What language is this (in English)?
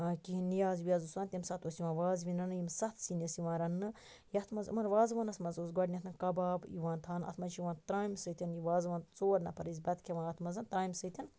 Kashmiri